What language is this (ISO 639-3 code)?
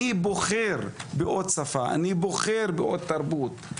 heb